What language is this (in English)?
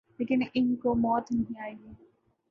Urdu